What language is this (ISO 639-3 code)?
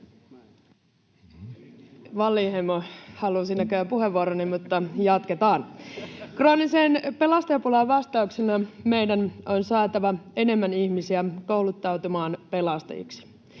fin